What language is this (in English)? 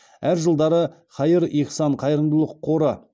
Kazakh